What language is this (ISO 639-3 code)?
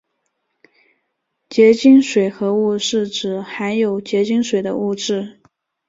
zho